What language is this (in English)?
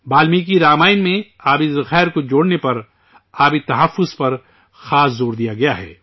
Urdu